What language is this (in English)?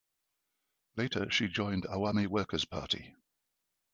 English